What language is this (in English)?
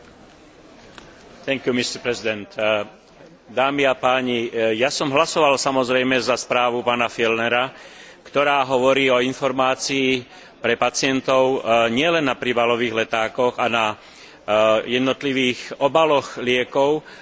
Slovak